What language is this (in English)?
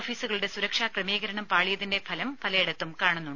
Malayalam